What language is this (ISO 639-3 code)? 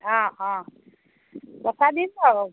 asm